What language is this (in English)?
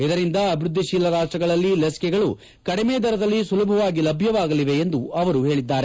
Kannada